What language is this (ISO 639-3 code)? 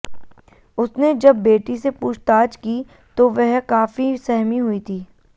hin